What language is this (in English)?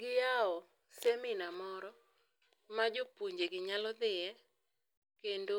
Luo (Kenya and Tanzania)